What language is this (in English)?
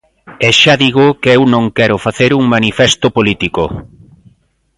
Galician